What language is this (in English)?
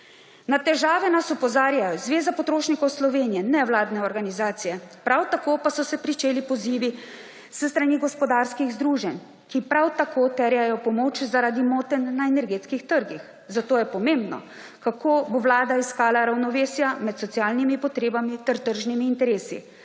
Slovenian